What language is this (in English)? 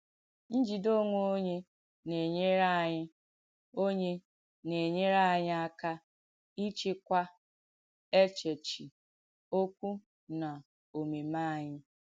Igbo